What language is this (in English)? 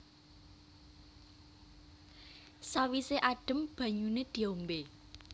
Javanese